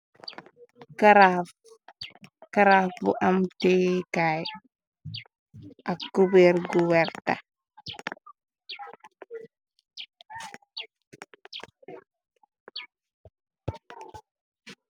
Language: Wolof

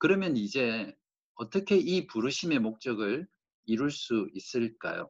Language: Korean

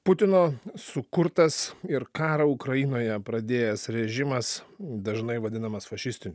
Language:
Lithuanian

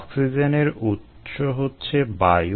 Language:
Bangla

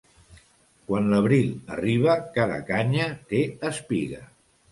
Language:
Catalan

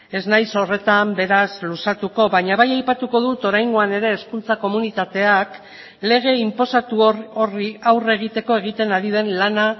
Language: Basque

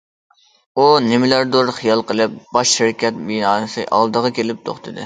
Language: Uyghur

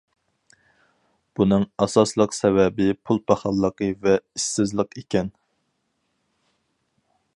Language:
Uyghur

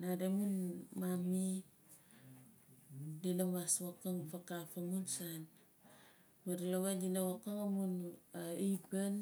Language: Nalik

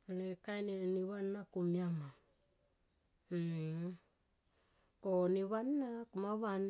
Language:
Tomoip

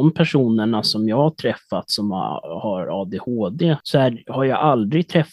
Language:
Swedish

